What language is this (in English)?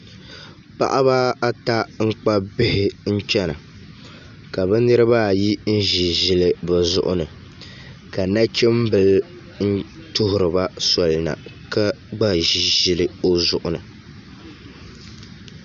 Dagbani